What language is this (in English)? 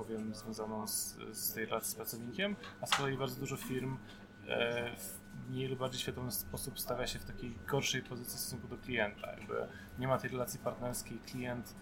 Polish